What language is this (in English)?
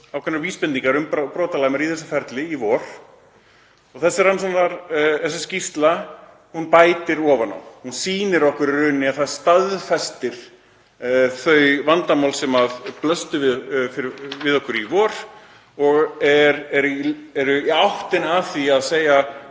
Icelandic